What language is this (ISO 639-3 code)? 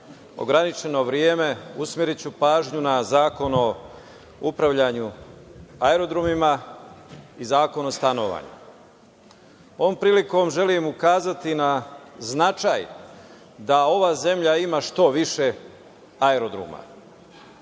srp